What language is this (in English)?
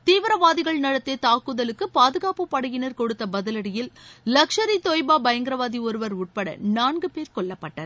Tamil